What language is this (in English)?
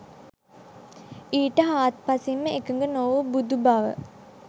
Sinhala